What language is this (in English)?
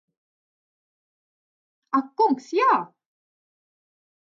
Latvian